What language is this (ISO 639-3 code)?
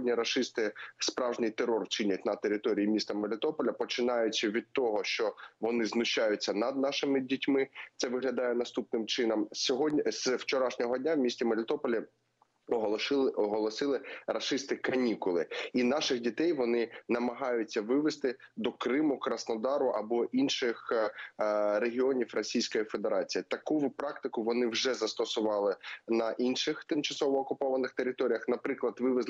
ukr